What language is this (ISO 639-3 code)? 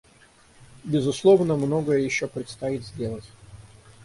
rus